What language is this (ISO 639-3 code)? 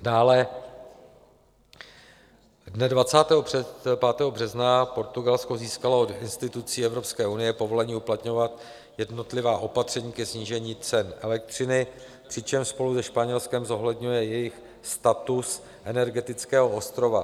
ces